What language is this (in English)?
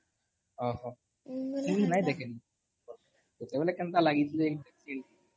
Odia